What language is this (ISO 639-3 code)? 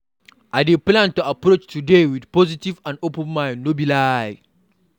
pcm